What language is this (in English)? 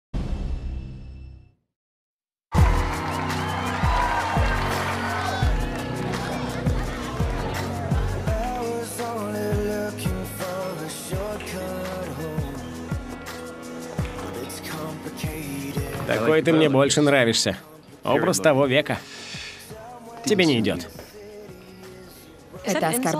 Russian